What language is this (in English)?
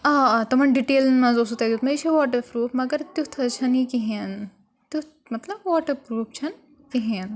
Kashmiri